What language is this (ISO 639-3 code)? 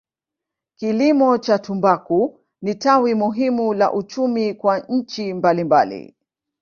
swa